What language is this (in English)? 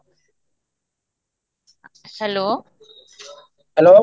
Odia